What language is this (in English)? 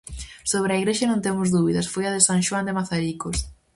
Galician